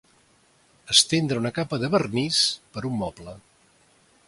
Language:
Catalan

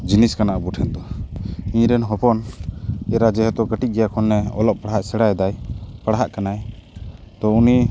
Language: Santali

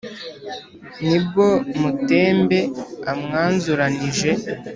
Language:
Kinyarwanda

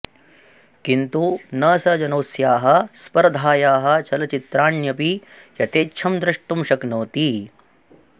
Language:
Sanskrit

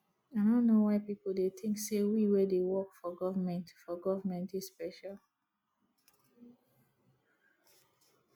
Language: Nigerian Pidgin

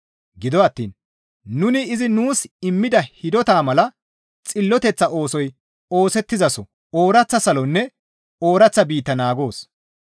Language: Gamo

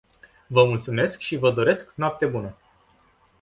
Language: Romanian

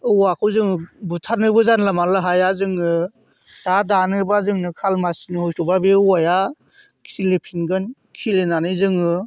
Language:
Bodo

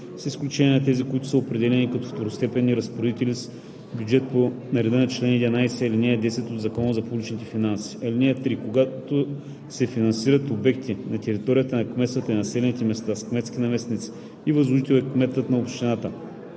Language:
Bulgarian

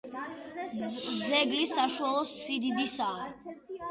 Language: Georgian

